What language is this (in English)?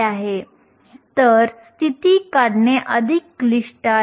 Marathi